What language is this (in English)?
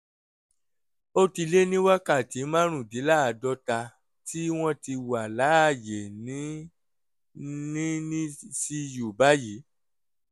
Yoruba